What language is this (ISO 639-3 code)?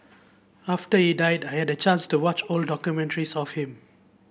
eng